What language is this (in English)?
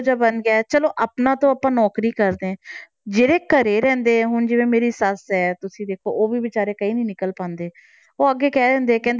Punjabi